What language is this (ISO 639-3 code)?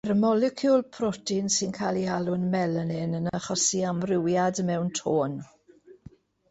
cym